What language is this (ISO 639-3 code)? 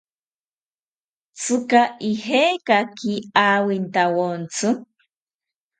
cpy